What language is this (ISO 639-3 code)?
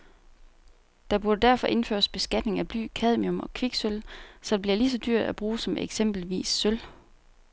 dan